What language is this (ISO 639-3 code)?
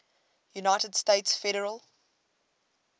eng